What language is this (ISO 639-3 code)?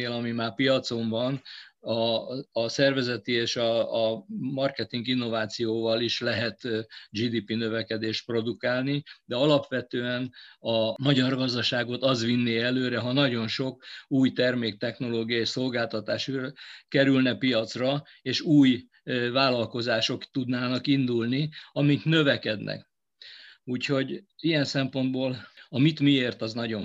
hun